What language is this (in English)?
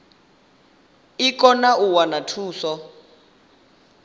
Venda